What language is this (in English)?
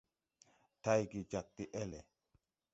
Tupuri